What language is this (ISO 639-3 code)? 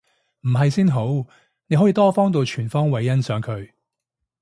yue